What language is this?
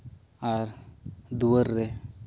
Santali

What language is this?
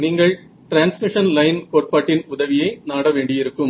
Tamil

